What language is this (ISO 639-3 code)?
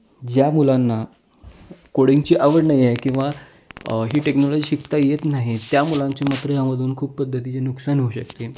mar